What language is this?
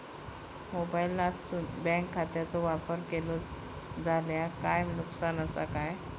Marathi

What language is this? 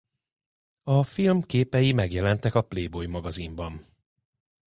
Hungarian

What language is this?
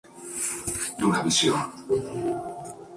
Spanish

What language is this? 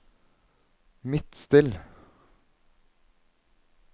Norwegian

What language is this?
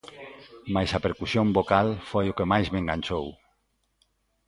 Galician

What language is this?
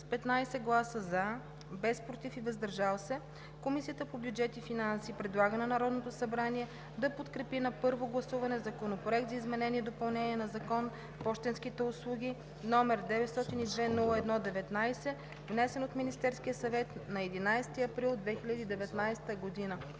Bulgarian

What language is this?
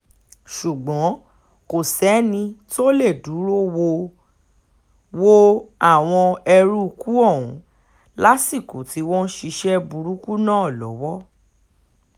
Yoruba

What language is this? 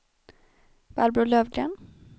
Swedish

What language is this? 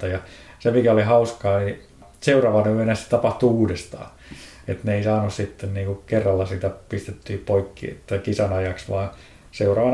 Finnish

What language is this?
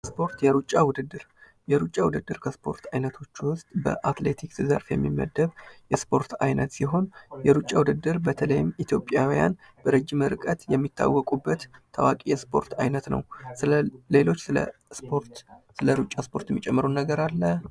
Amharic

